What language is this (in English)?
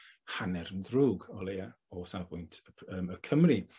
Welsh